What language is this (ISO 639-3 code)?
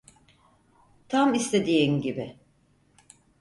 tur